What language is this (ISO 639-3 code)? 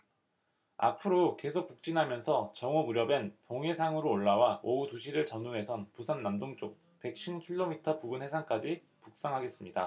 kor